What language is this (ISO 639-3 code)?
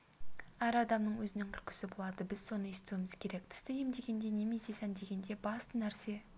kaz